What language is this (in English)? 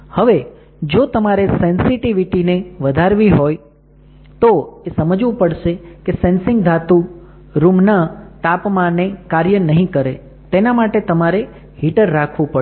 Gujarati